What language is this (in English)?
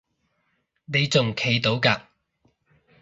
Cantonese